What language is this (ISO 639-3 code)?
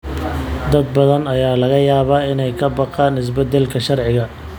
som